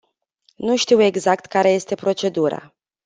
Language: Romanian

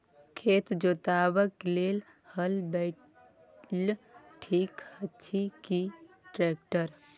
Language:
Maithili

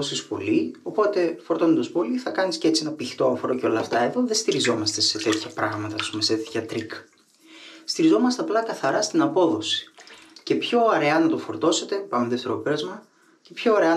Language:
Greek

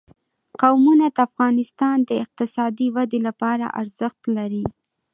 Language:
Pashto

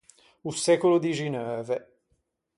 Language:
Ligurian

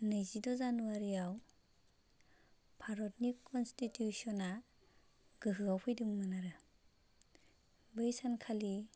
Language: Bodo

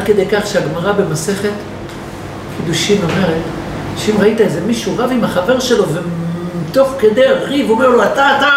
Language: Hebrew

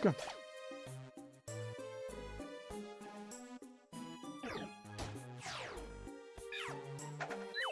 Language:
German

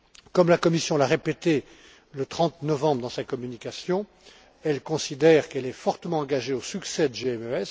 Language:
French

